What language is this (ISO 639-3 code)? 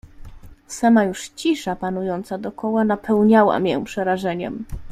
pol